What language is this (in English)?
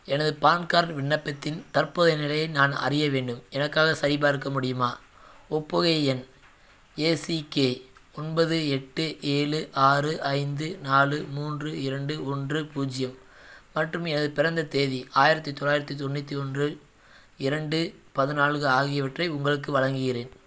Tamil